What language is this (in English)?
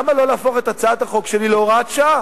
Hebrew